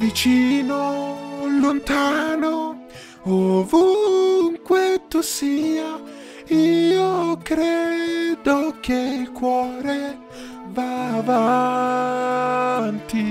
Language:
Italian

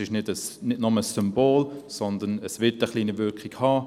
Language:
Swiss German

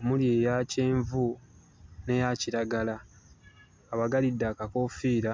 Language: Ganda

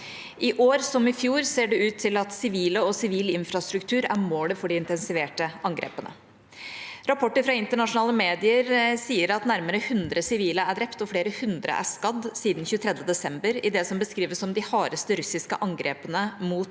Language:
Norwegian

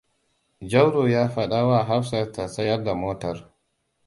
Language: Hausa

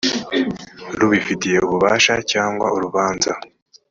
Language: Kinyarwanda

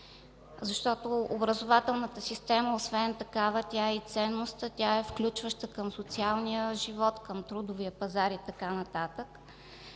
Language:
Bulgarian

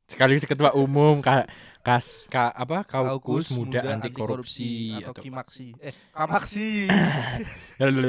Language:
Indonesian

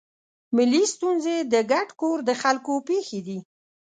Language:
Pashto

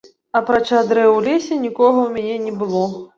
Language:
Belarusian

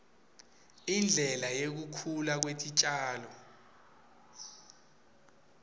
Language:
Swati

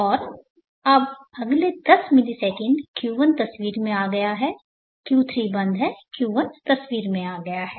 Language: Hindi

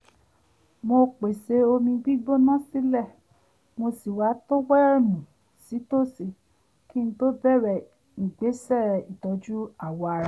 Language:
Yoruba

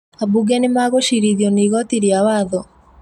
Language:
Kikuyu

